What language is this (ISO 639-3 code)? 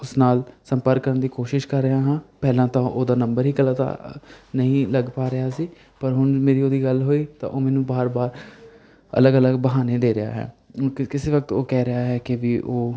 pan